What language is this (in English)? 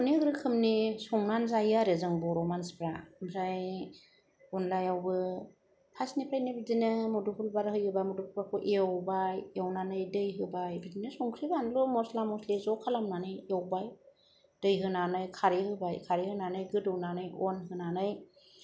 Bodo